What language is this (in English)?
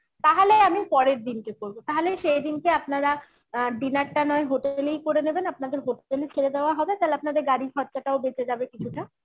Bangla